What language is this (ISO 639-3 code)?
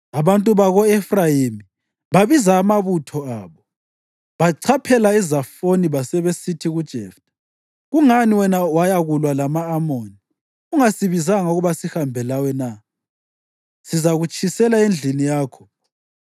nde